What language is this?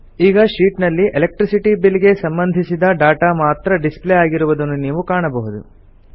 Kannada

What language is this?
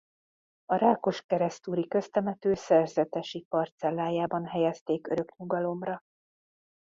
Hungarian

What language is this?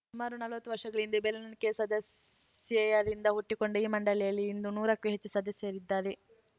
Kannada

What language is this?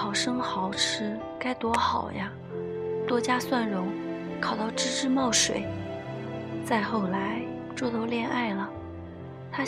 Chinese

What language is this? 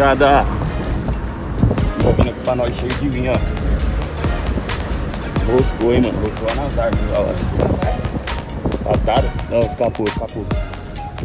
Portuguese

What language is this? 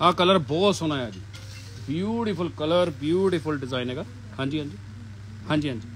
Hindi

